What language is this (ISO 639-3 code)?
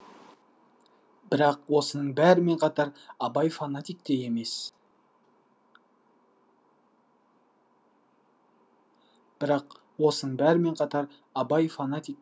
kaz